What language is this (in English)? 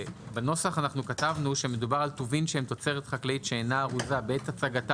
Hebrew